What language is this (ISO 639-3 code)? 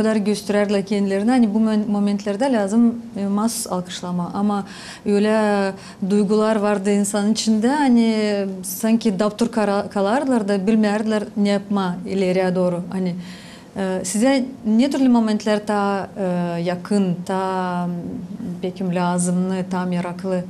tur